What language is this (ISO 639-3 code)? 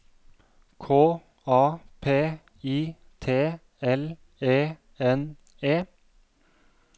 nor